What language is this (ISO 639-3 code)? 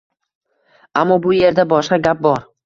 uzb